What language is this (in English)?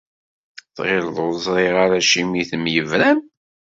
Kabyle